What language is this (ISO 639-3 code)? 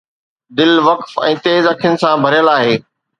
snd